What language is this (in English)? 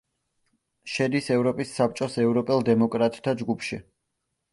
Georgian